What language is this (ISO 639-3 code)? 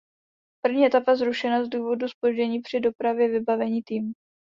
ces